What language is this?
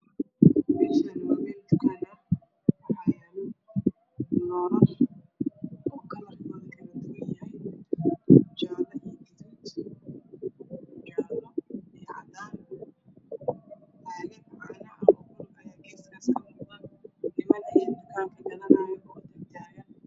Somali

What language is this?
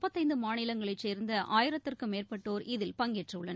Tamil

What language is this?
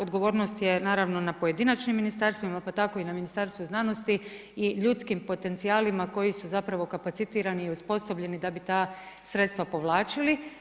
Croatian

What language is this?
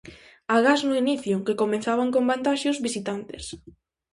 Galician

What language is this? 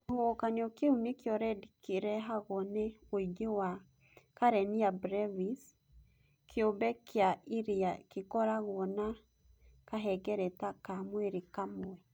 Kikuyu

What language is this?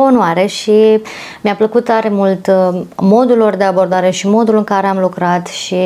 Romanian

